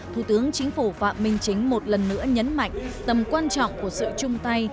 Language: Vietnamese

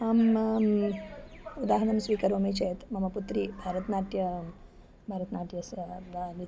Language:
Sanskrit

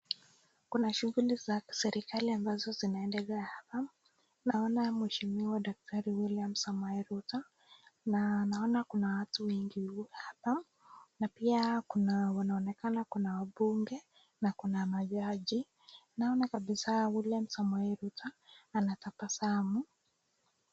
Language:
Swahili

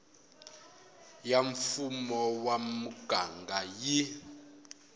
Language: Tsonga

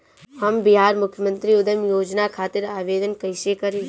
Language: Bhojpuri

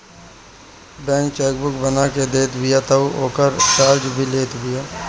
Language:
Bhojpuri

